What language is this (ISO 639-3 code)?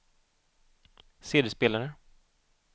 swe